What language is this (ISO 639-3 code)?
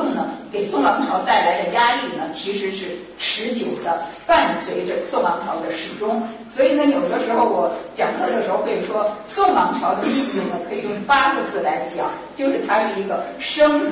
zho